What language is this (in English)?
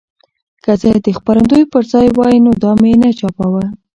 Pashto